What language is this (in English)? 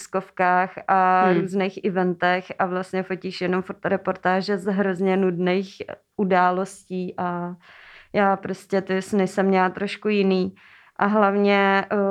Czech